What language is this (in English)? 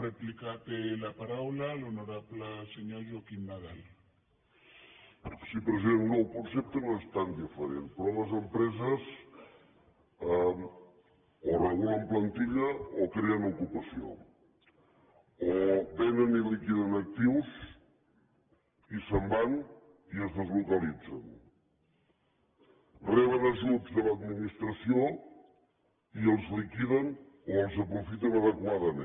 Catalan